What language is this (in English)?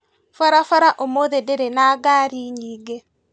Kikuyu